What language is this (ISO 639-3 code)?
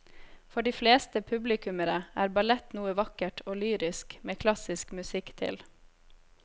nor